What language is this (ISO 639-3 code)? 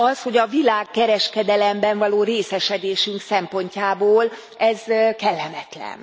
hun